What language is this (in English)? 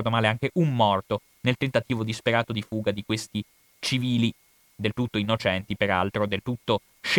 Italian